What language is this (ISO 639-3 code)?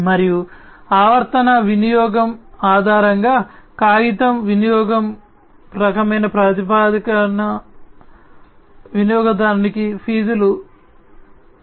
tel